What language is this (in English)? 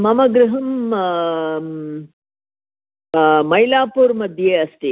Sanskrit